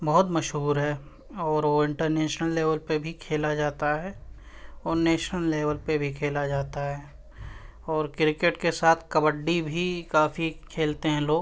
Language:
Urdu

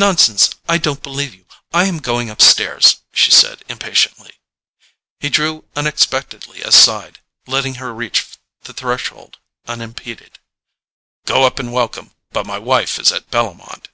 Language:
English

